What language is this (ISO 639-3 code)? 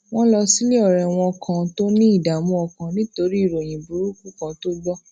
yor